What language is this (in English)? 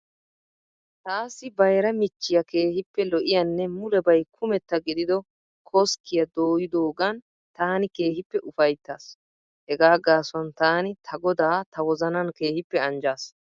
Wolaytta